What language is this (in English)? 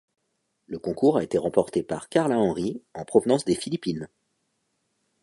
French